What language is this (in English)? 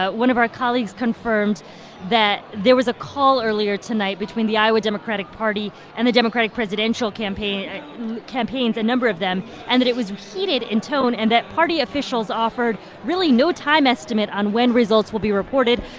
English